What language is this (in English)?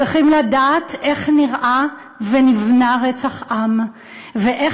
Hebrew